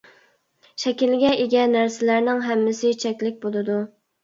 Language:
Uyghur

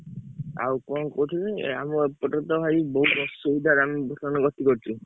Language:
Odia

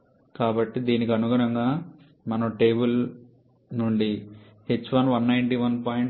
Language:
Telugu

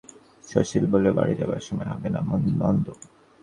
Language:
Bangla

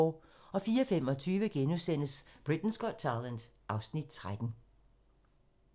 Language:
Danish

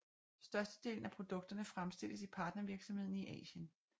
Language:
Danish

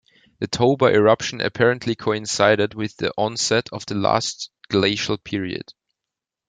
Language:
English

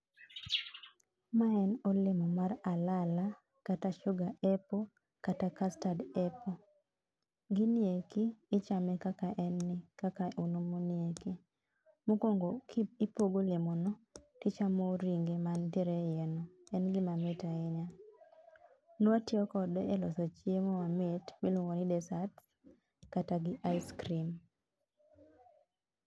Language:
Luo (Kenya and Tanzania)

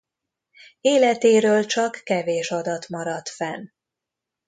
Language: Hungarian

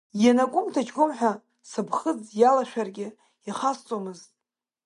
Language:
Abkhazian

